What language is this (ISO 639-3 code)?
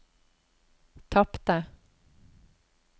nor